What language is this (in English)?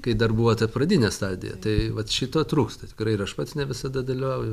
Lithuanian